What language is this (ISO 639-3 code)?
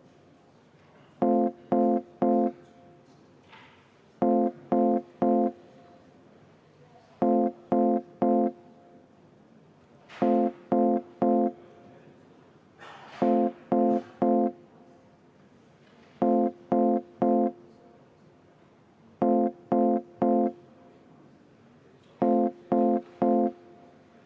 est